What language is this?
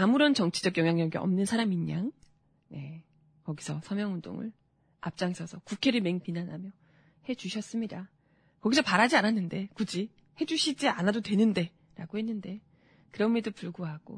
Korean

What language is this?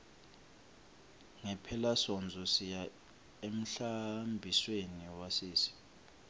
Swati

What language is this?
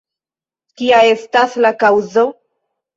Esperanto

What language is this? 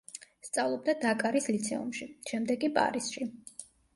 Georgian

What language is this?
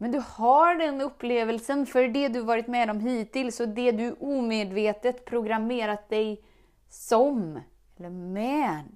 Swedish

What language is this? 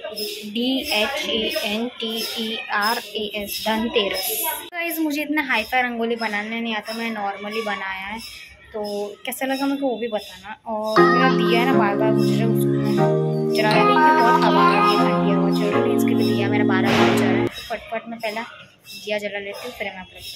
Hindi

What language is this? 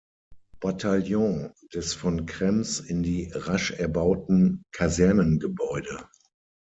German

